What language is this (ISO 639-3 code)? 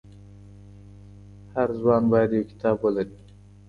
pus